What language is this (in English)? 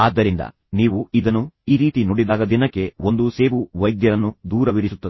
Kannada